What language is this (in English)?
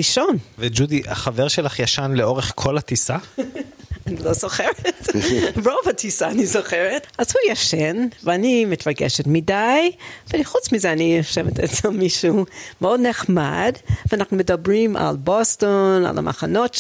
Hebrew